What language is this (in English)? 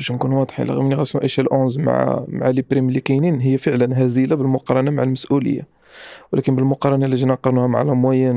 Arabic